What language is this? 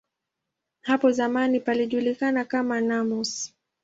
Swahili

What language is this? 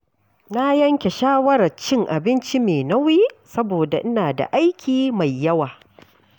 Hausa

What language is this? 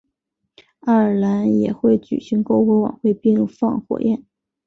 Chinese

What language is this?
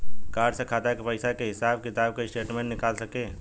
Bhojpuri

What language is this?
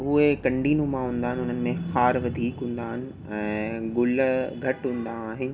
Sindhi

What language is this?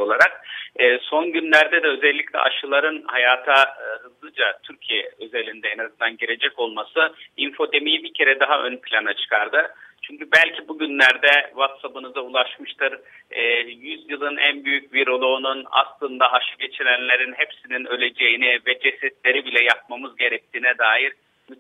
Turkish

